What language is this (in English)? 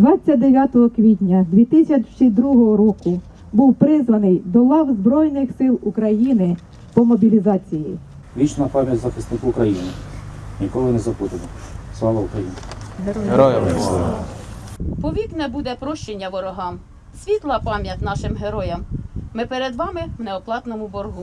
Ukrainian